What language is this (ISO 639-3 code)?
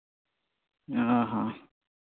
sat